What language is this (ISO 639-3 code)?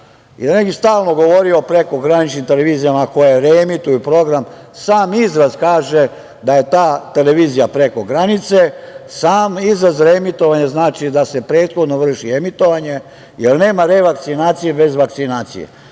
srp